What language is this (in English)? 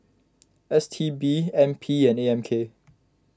English